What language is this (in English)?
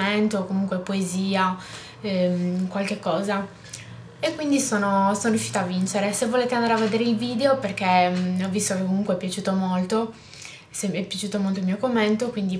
Italian